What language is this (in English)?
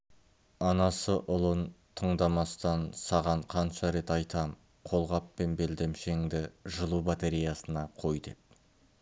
Kazakh